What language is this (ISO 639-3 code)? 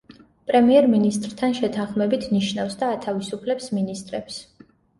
kat